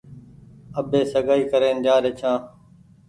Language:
Goaria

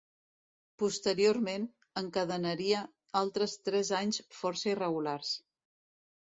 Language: Catalan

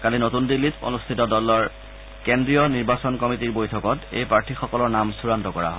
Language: Assamese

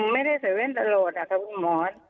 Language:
Thai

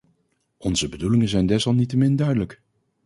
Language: Dutch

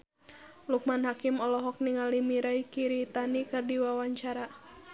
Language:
Sundanese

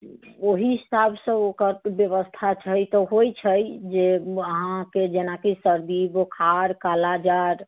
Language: Maithili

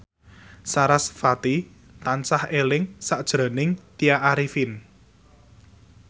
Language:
Javanese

